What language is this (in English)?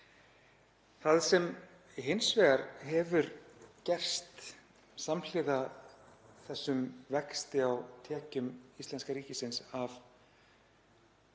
Icelandic